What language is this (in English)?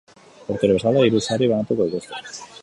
Basque